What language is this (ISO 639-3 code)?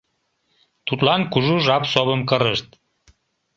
chm